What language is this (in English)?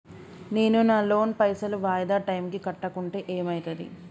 Telugu